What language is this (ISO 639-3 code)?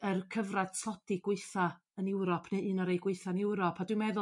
cym